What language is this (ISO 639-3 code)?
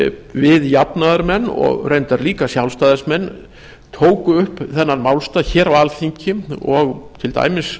isl